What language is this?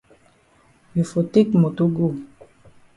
Cameroon Pidgin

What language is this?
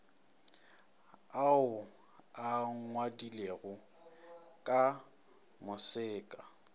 Northern Sotho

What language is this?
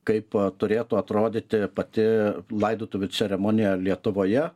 Lithuanian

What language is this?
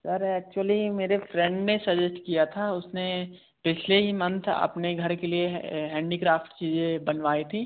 Hindi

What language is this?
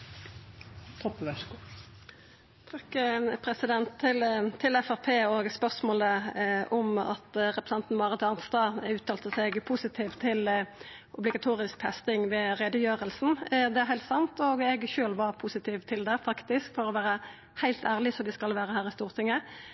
Norwegian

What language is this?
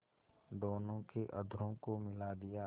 Hindi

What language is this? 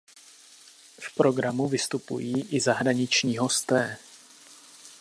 Czech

